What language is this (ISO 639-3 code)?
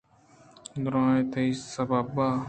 bgp